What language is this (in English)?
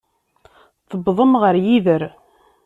Kabyle